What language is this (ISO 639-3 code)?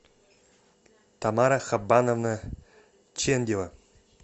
rus